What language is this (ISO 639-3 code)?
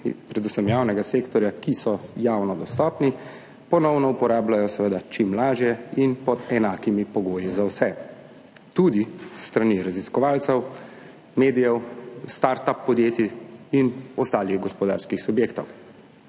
slv